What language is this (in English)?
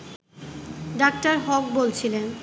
Bangla